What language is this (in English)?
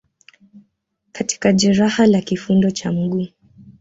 Swahili